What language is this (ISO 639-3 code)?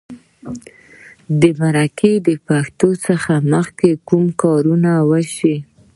pus